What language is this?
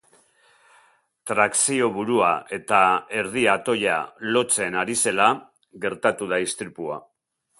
Basque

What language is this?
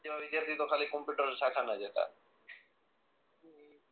Gujarati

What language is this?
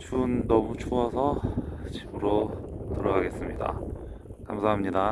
Korean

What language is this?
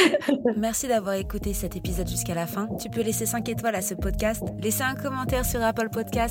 French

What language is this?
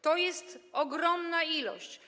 Polish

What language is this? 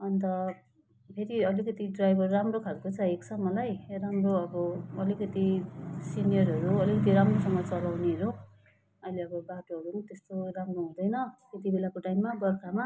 Nepali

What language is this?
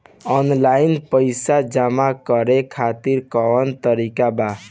Bhojpuri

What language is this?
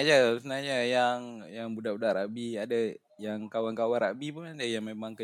Malay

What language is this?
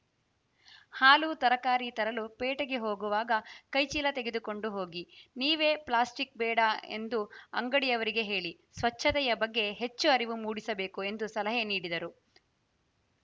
Kannada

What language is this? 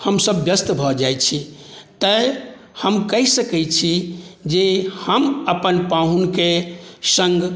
Maithili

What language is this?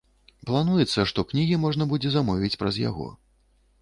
Belarusian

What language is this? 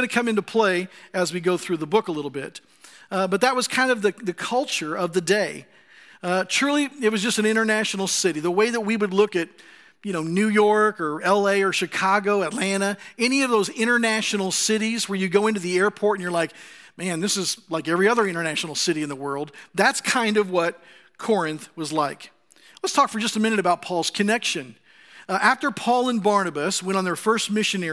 English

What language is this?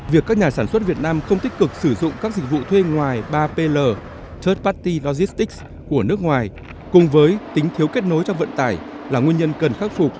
Vietnamese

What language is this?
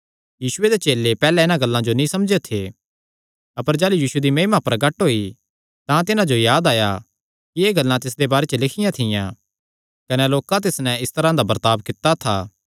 Kangri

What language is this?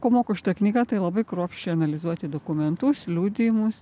Lithuanian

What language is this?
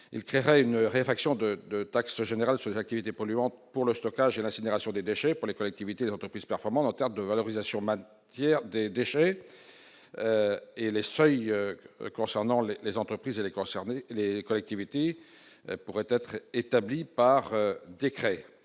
French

